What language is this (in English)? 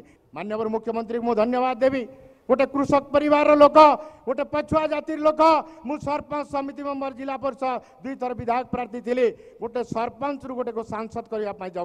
Hindi